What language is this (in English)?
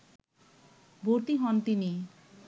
Bangla